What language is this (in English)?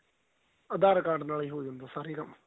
Punjabi